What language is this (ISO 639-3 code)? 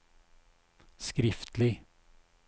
nor